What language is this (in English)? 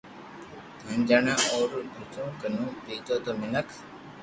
Loarki